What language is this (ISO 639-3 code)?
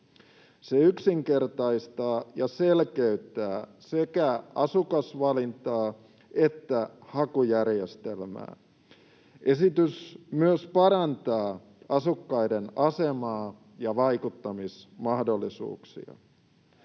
fin